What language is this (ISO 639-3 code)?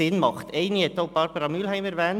gsw